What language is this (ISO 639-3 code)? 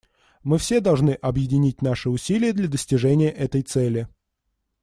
rus